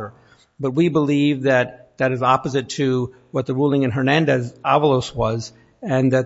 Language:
English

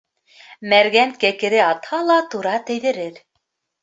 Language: Bashkir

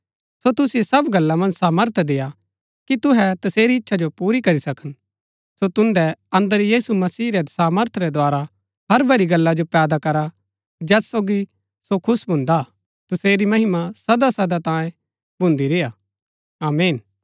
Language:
Gaddi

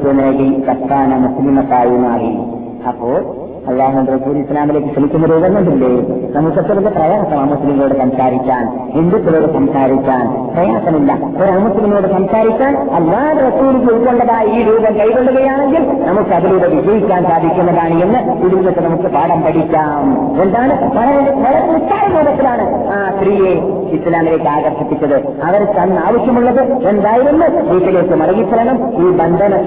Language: Malayalam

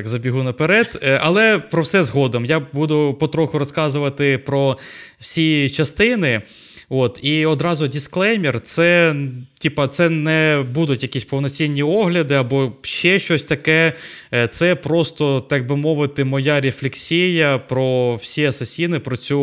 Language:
Ukrainian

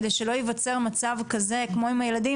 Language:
Hebrew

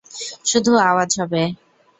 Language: Bangla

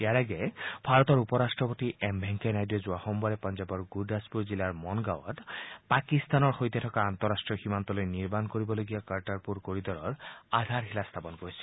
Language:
Assamese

